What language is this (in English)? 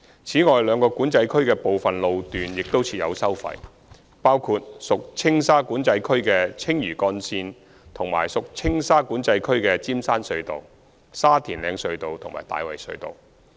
Cantonese